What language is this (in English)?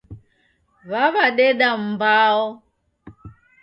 Taita